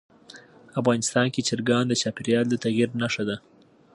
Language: Pashto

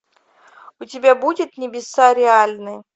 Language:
Russian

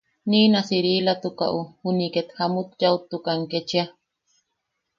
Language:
Yaqui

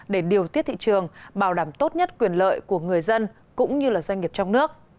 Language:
Vietnamese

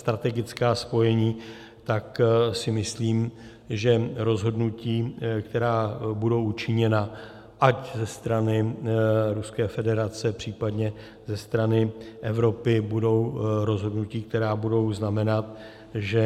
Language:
Czech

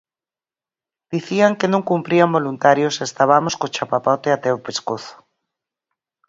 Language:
Galician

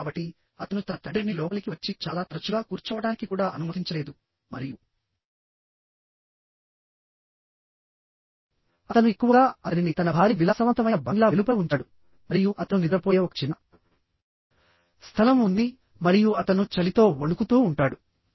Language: Telugu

